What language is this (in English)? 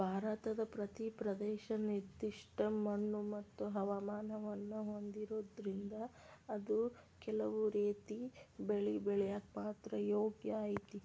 Kannada